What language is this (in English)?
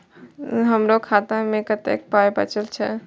Maithili